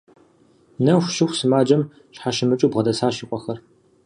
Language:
Kabardian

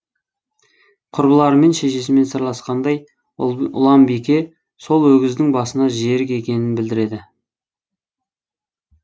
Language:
Kazakh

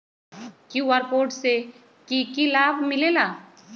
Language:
Magahi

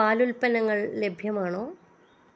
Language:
Malayalam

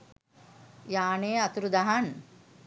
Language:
Sinhala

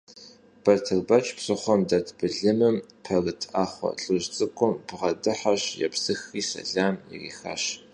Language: Kabardian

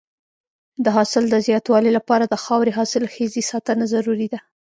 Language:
Pashto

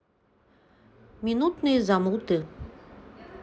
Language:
Russian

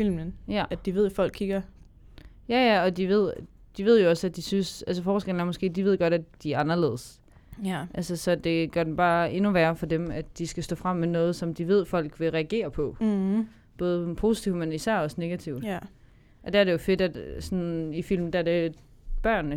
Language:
Danish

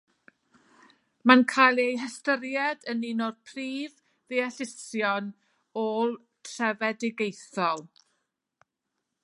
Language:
Welsh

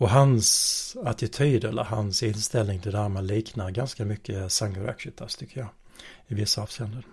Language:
Swedish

